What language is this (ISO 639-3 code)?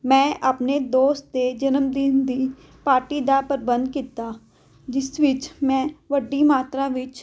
pan